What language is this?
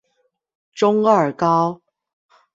Chinese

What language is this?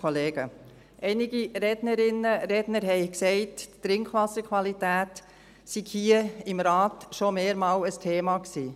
Swiss German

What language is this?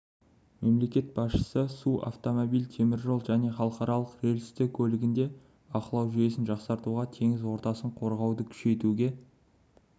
Kazakh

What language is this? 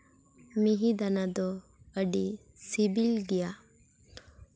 Santali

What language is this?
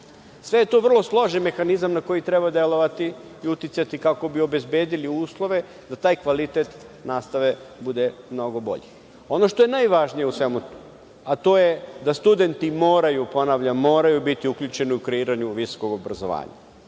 Serbian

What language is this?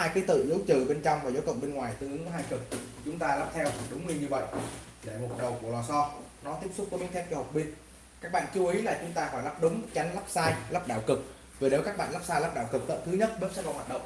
Vietnamese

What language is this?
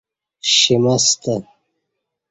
Kati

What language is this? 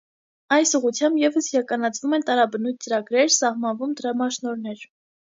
Armenian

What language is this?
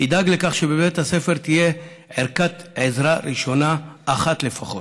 Hebrew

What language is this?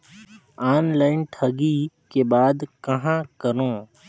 Chhattisgarhi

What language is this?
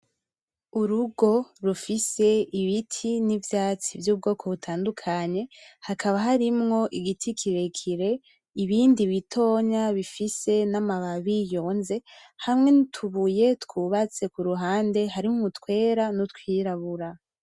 Rundi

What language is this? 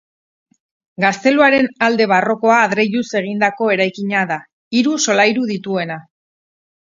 Basque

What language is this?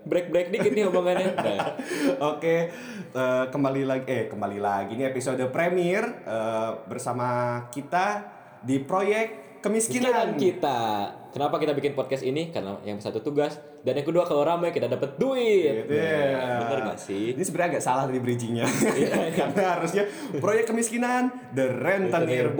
Indonesian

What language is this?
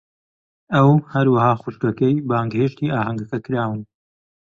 Central Kurdish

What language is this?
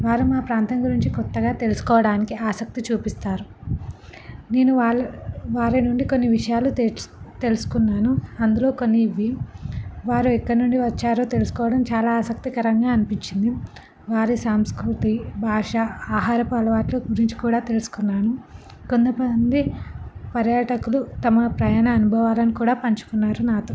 Telugu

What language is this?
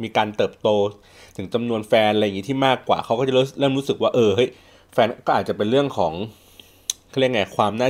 Thai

